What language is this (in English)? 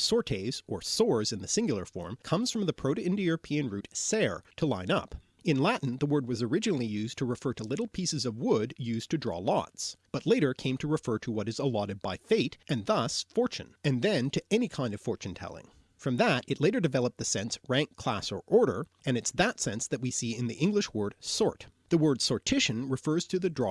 English